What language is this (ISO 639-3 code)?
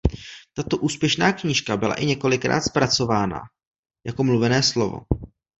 ces